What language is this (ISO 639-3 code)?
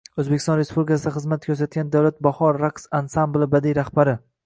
uzb